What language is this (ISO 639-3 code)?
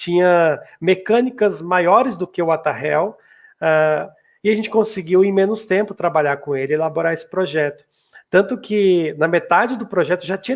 por